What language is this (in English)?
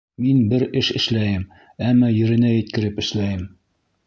Bashkir